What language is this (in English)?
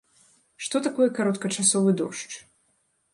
Belarusian